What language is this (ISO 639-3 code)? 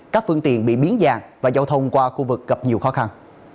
vie